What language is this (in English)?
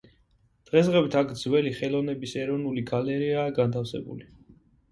Georgian